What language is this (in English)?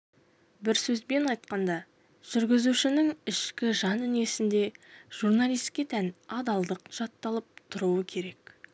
Kazakh